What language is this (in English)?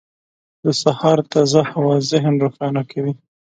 Pashto